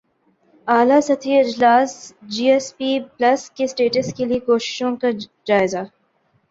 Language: Urdu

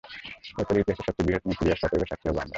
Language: Bangla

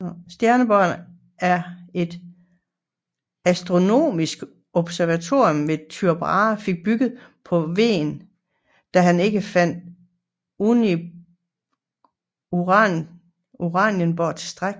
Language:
Danish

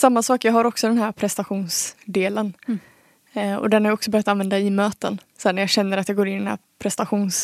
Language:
Swedish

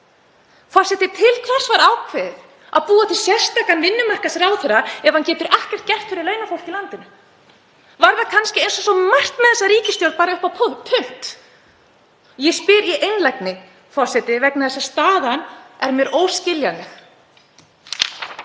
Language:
Icelandic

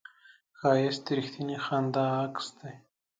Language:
Pashto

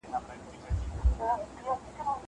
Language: Pashto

